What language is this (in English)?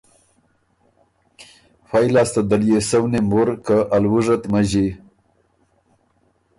Ormuri